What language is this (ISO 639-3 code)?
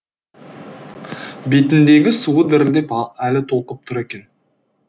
kaz